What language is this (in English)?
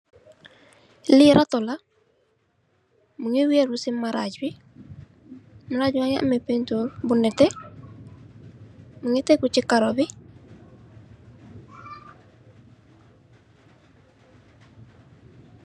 Wolof